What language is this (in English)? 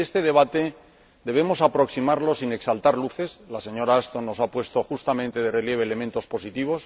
Spanish